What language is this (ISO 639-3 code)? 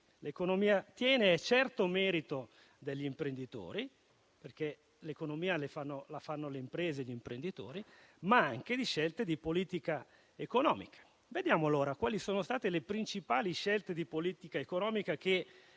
ita